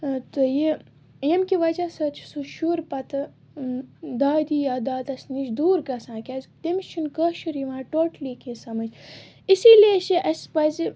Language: Kashmiri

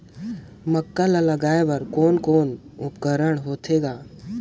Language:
Chhattisgarhi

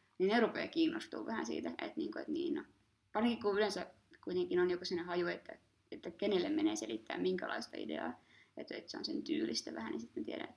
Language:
Finnish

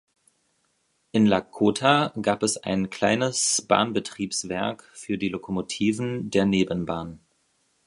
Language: German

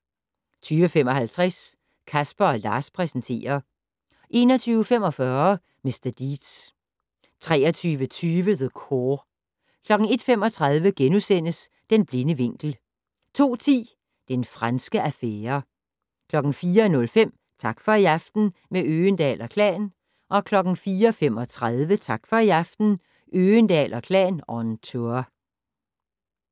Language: Danish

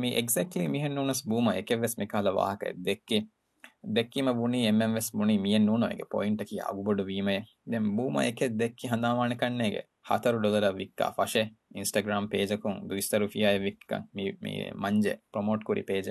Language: Urdu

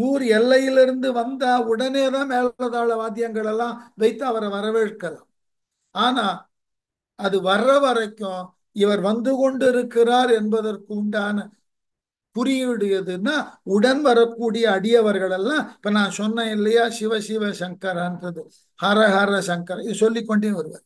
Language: Tamil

